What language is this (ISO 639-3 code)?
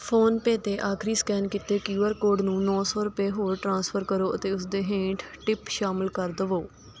pan